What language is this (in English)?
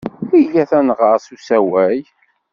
Kabyle